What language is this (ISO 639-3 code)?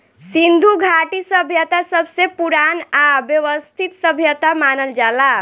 bho